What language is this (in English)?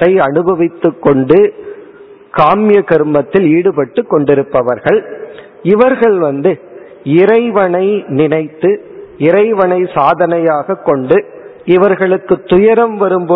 Tamil